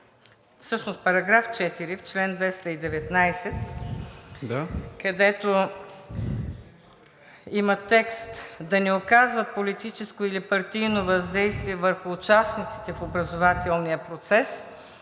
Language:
Bulgarian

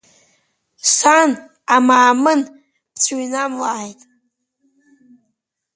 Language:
Abkhazian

